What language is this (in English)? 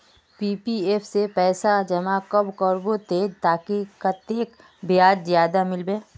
Magahi